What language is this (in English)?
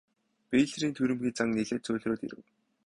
Mongolian